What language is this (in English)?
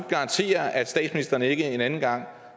Danish